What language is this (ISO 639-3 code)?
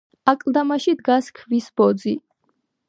kat